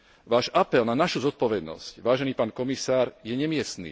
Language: Slovak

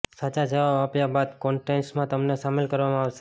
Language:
Gujarati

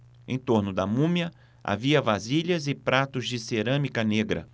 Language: Portuguese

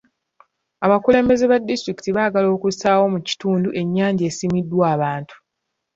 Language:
Ganda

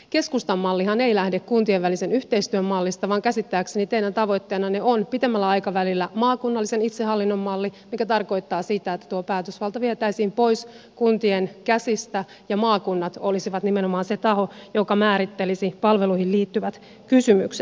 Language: Finnish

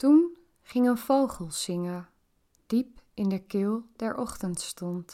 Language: Dutch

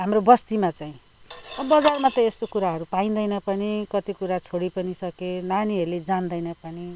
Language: Nepali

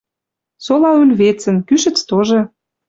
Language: Western Mari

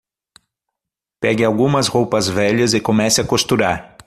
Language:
Portuguese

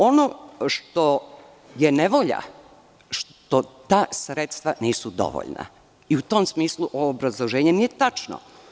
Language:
Serbian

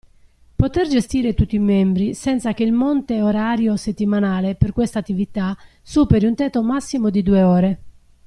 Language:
Italian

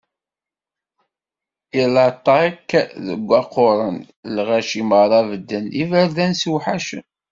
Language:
Kabyle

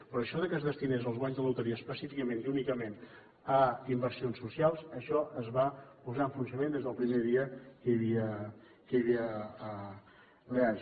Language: Catalan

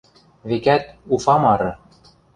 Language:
Western Mari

